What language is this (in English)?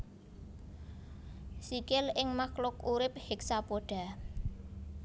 Javanese